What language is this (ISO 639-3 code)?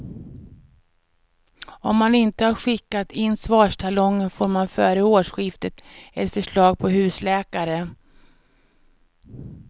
swe